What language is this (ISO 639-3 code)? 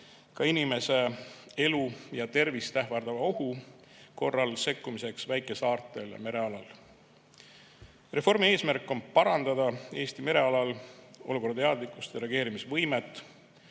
est